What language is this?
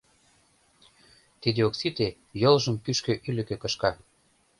Mari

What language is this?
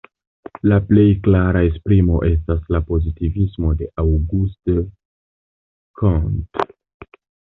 Esperanto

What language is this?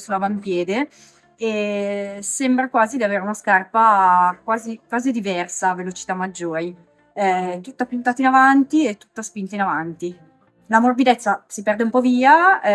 Italian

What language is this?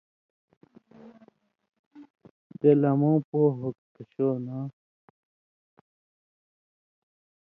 Indus Kohistani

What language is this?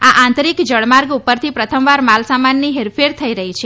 Gujarati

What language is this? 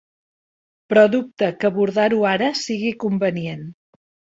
Catalan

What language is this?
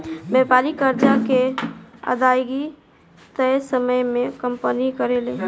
Bhojpuri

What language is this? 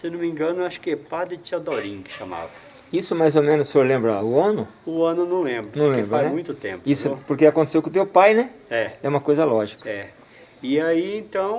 Portuguese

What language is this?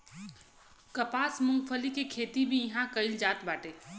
Bhojpuri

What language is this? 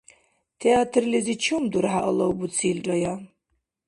Dargwa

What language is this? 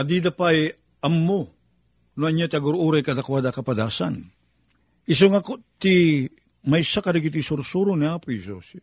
Filipino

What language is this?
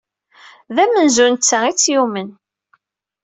Kabyle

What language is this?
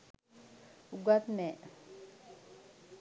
Sinhala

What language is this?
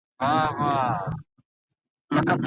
Pashto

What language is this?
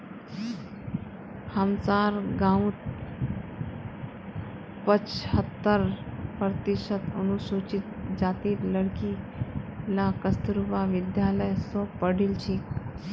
Magahi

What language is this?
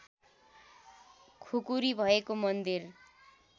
Nepali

